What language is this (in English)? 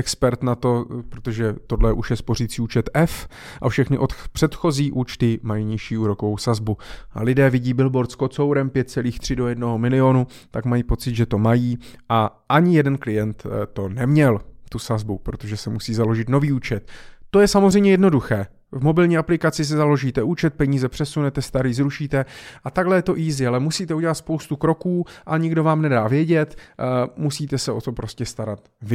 Czech